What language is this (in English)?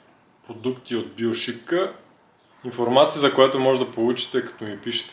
Bulgarian